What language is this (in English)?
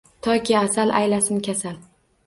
Uzbek